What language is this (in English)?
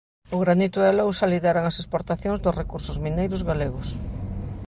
Galician